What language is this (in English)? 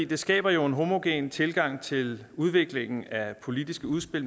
Danish